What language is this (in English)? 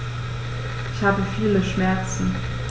German